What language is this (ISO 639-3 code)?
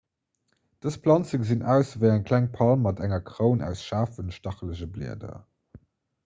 ltz